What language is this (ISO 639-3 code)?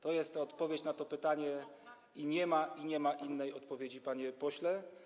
pol